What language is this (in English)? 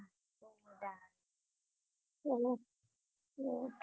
Gujarati